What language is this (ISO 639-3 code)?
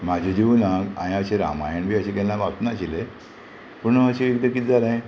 kok